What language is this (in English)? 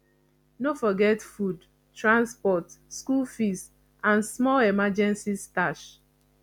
Nigerian Pidgin